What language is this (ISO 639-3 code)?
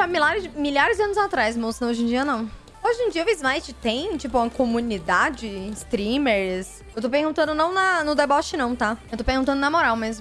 por